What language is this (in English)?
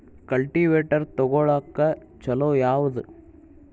Kannada